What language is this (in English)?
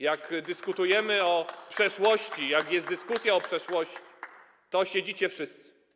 Polish